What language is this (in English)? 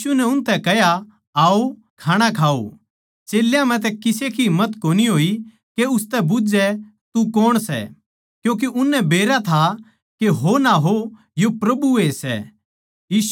Haryanvi